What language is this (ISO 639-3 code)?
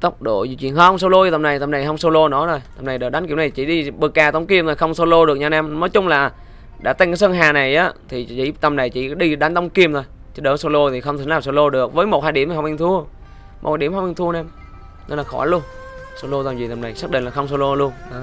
vie